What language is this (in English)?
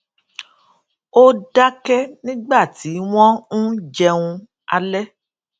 Yoruba